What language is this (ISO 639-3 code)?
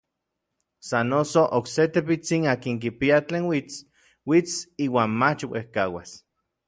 nlv